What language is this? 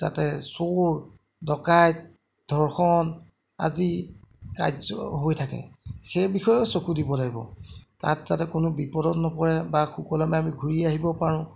Assamese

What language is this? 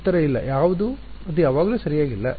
Kannada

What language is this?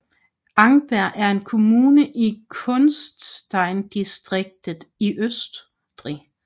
Danish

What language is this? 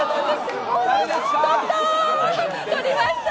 Japanese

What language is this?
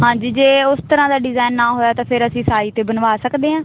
Punjabi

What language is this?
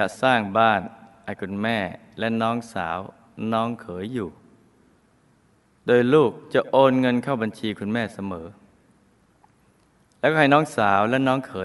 Thai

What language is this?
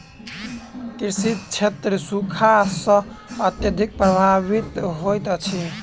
Maithili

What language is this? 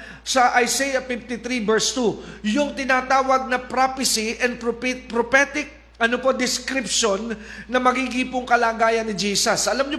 Filipino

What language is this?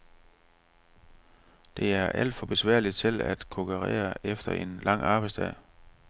Danish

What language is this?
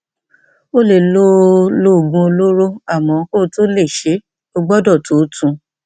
Yoruba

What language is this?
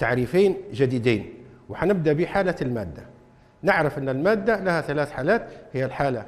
Arabic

